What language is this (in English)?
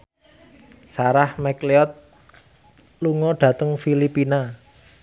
Javanese